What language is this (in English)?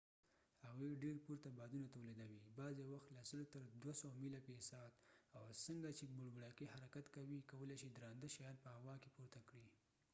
Pashto